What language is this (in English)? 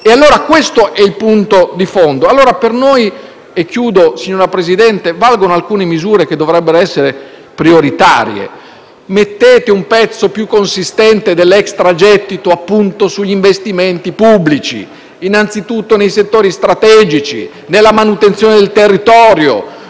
Italian